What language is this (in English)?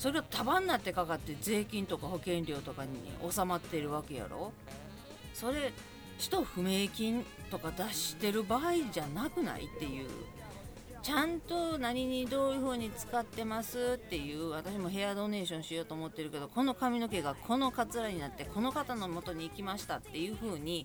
Japanese